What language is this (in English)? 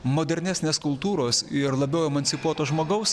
Lithuanian